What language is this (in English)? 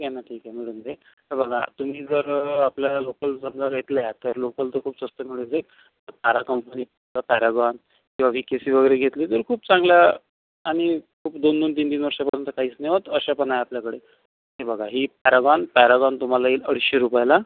Marathi